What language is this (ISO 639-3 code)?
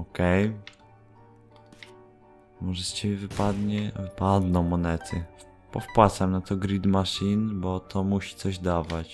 pol